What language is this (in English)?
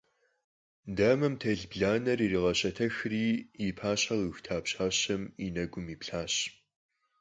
Kabardian